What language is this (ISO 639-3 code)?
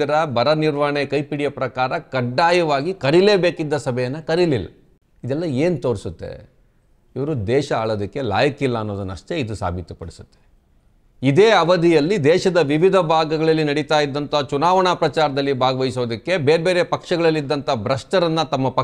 kan